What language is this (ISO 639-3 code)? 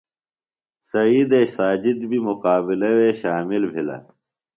phl